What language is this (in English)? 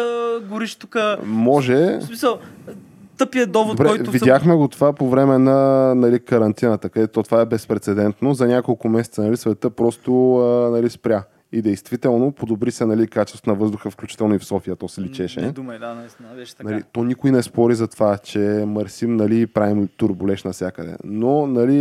Bulgarian